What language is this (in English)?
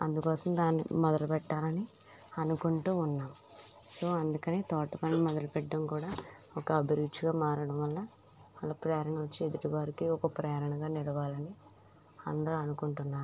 Telugu